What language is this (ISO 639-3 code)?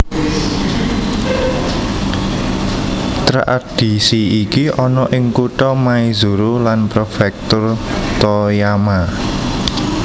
jav